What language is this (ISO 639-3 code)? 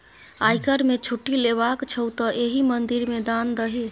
mai